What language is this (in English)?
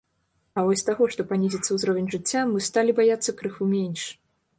Belarusian